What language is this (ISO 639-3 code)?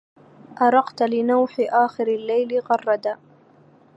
ara